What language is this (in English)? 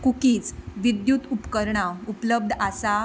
Konkani